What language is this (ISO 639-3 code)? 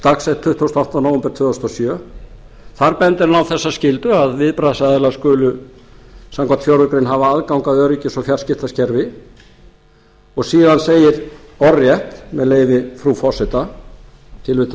isl